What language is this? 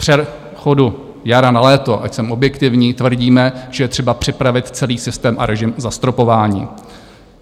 Czech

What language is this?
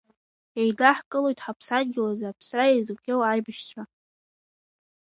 Abkhazian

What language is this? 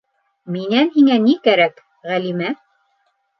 Bashkir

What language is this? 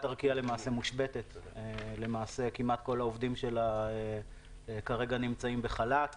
Hebrew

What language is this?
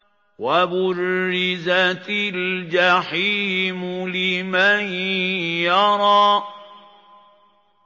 Arabic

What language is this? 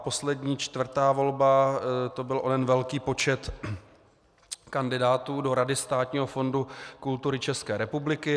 Czech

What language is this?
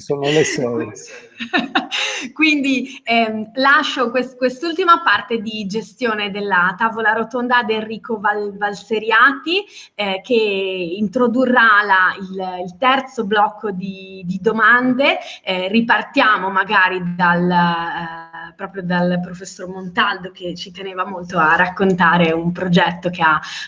Italian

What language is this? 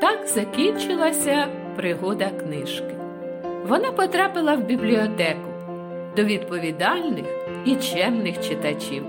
Ukrainian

